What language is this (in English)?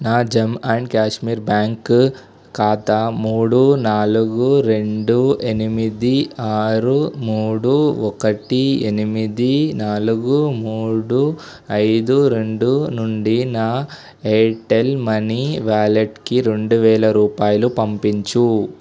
Telugu